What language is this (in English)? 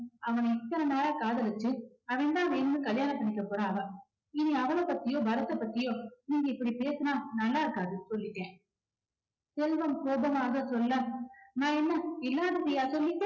Tamil